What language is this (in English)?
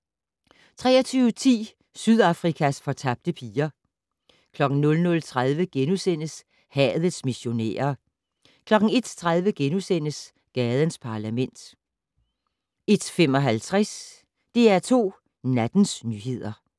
Danish